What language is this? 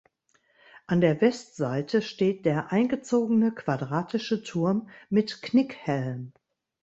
German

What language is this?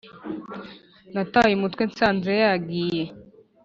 Kinyarwanda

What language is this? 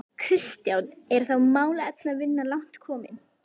Icelandic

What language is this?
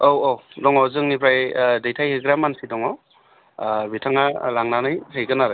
Bodo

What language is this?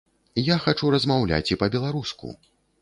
Belarusian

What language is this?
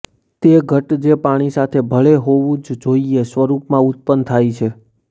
Gujarati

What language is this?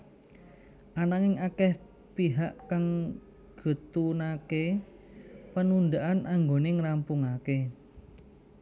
Javanese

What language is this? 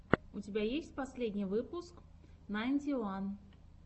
Russian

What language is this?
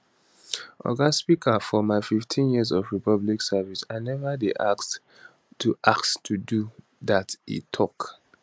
Nigerian Pidgin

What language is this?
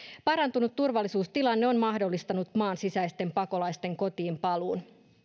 Finnish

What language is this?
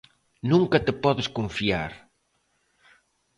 Galician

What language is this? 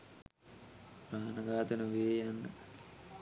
Sinhala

